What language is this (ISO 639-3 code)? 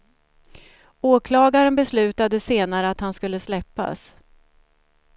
swe